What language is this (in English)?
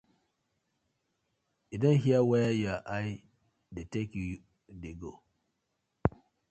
Nigerian Pidgin